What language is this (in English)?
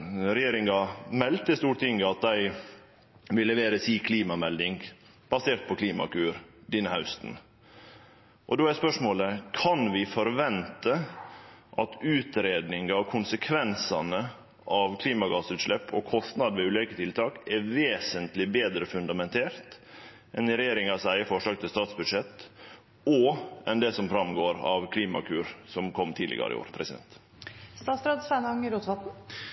Norwegian Nynorsk